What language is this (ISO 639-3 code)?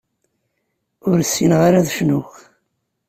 kab